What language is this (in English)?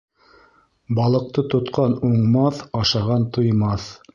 Bashkir